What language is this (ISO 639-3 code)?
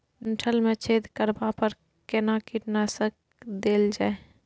mai